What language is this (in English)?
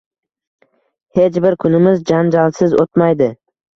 Uzbek